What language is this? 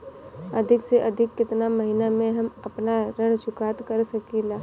Bhojpuri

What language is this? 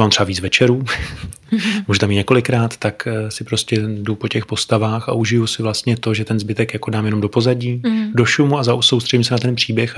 Czech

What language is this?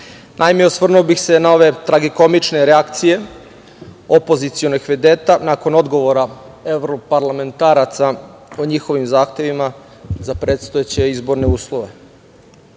Serbian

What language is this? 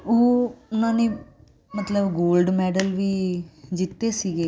Punjabi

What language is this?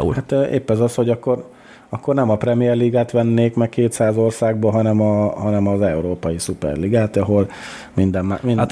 Hungarian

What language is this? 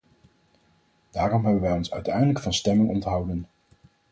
Dutch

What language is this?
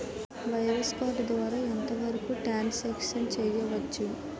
Telugu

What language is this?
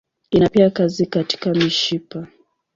Swahili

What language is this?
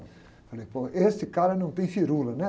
Portuguese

